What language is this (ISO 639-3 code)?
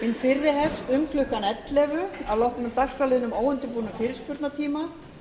isl